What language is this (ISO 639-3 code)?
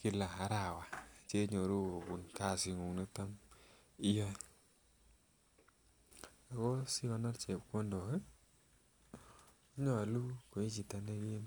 kln